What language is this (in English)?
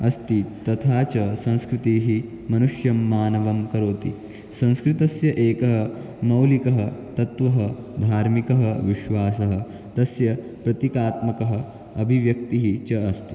Sanskrit